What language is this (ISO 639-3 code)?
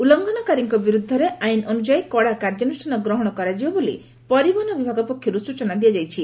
ori